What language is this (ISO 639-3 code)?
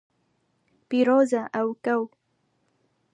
kur